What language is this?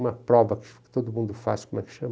Portuguese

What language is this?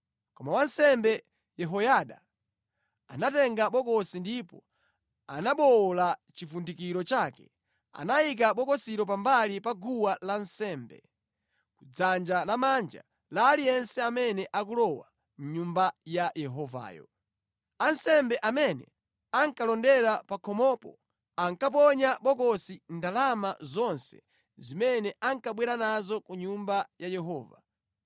Nyanja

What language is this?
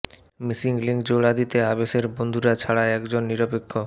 Bangla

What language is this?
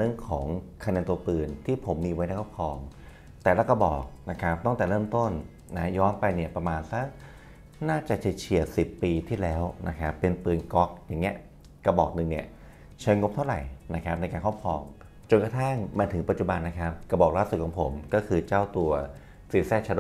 Thai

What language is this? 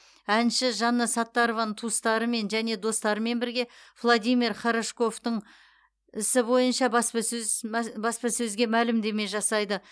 Kazakh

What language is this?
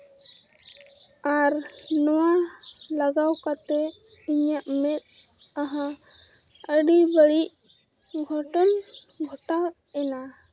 Santali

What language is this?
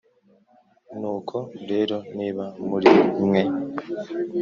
Kinyarwanda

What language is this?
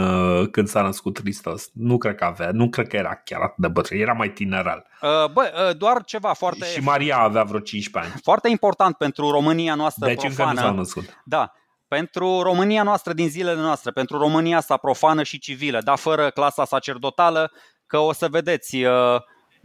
Romanian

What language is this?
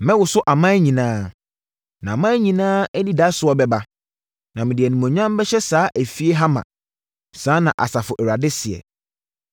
Akan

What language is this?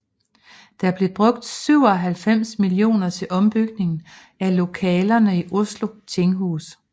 Danish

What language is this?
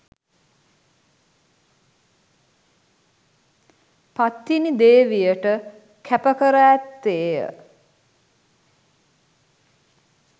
Sinhala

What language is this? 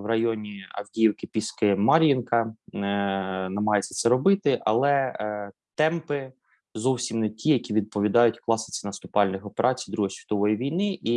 Ukrainian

